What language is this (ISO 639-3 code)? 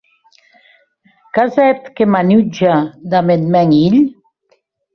oci